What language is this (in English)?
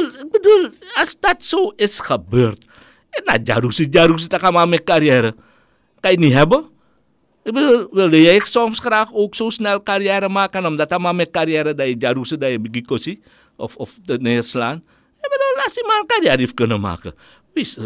Dutch